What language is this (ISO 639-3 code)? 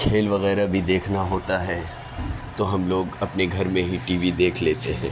urd